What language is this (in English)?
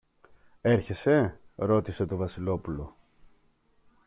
Greek